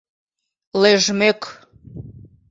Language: Mari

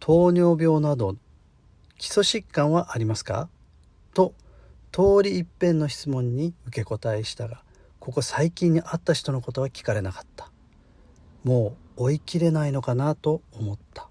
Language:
Japanese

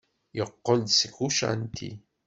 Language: Kabyle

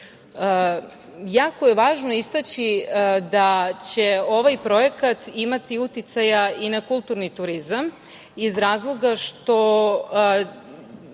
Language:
Serbian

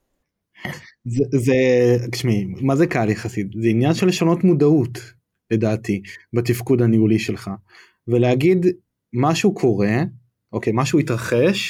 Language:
Hebrew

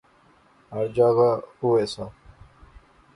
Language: Pahari-Potwari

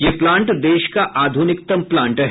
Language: Hindi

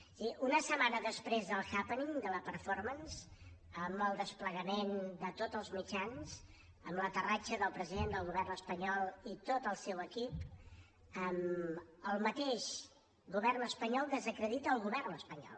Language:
Catalan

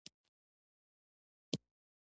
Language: Pashto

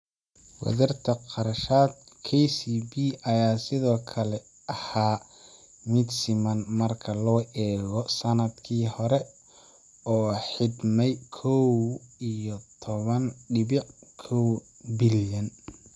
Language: Somali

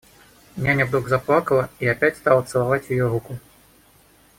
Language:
Russian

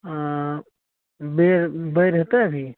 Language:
Maithili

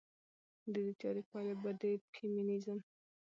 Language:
Pashto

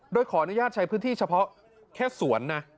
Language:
Thai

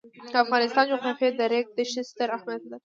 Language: Pashto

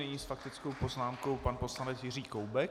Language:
Czech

